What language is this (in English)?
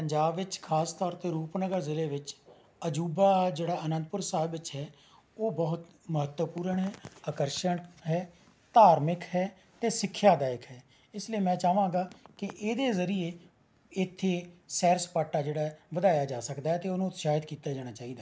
Punjabi